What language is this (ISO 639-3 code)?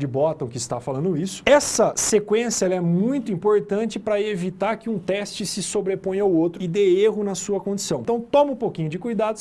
por